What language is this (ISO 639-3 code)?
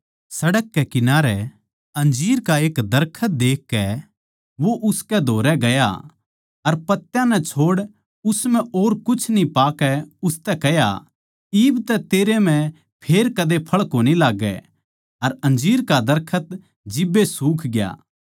bgc